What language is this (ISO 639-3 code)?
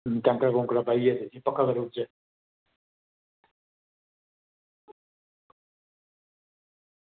doi